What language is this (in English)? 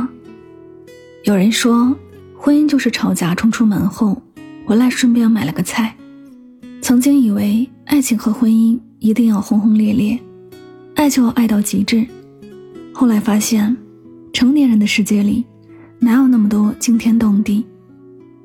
Chinese